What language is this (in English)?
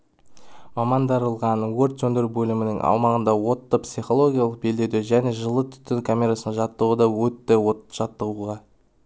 Kazakh